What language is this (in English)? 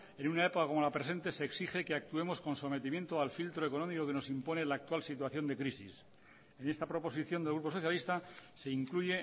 Spanish